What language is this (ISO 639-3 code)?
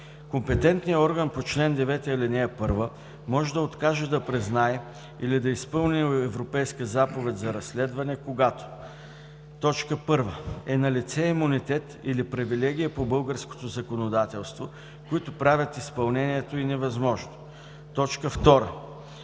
bul